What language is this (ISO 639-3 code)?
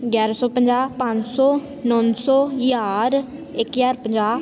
pan